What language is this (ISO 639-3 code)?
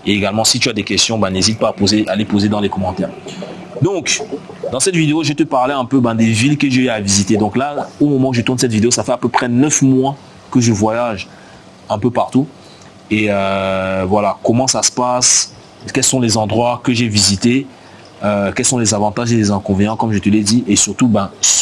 fra